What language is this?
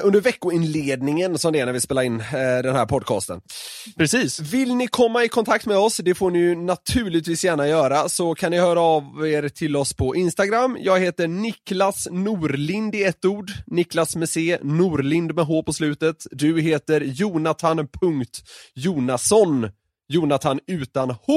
Swedish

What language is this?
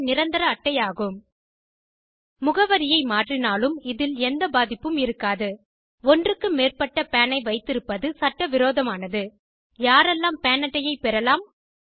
Tamil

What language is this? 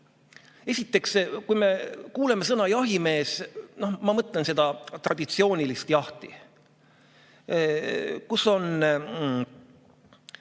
Estonian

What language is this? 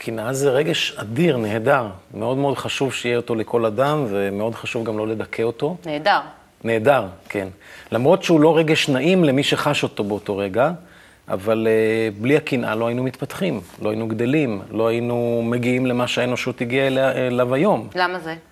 Hebrew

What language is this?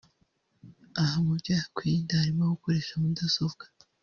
Kinyarwanda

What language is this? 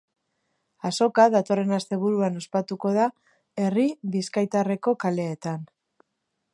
Basque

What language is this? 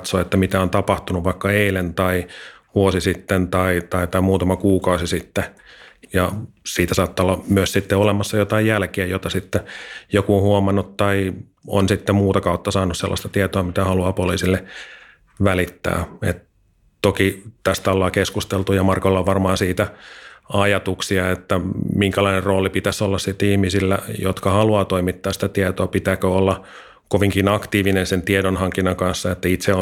Finnish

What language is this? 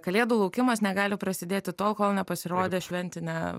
Lithuanian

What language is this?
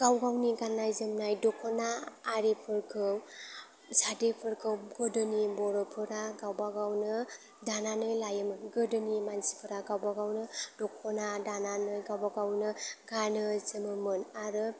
Bodo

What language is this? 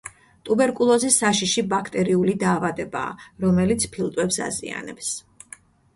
Georgian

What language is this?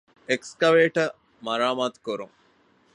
Divehi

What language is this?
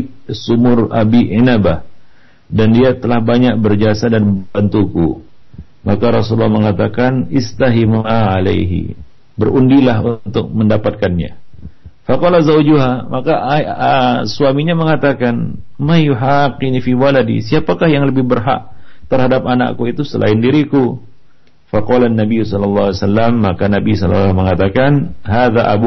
Malay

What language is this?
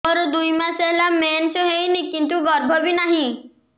Odia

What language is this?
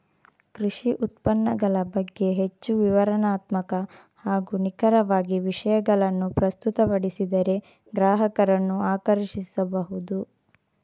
Kannada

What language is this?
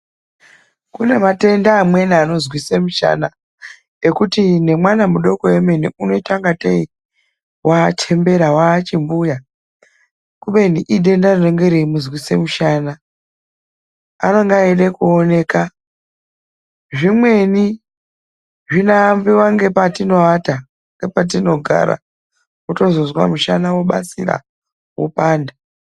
Ndau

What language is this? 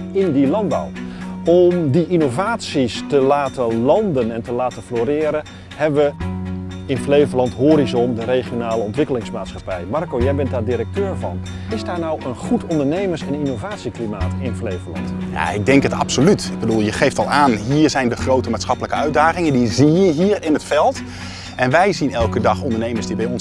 Dutch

